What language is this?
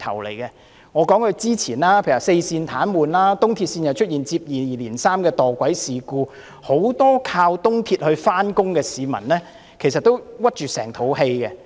Cantonese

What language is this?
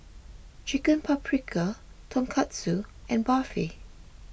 English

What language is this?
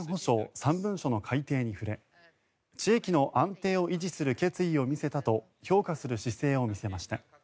Japanese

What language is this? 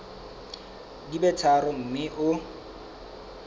Southern Sotho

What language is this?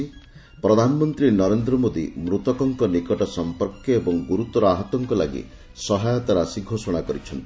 Odia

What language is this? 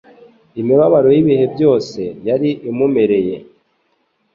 Kinyarwanda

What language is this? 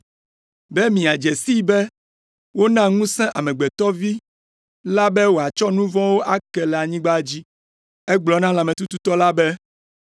Ewe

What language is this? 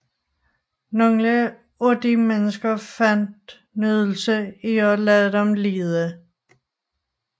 Danish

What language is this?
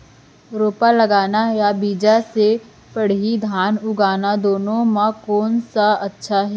Chhattisgarhi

